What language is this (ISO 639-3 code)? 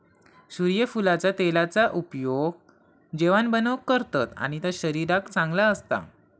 mar